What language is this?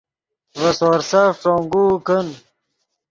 Yidgha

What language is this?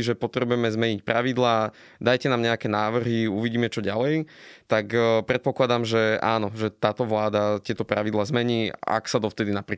Slovak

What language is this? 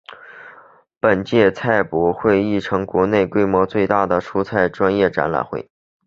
Chinese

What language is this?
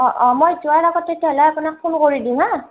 Assamese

